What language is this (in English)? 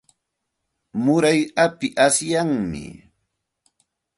Santa Ana de Tusi Pasco Quechua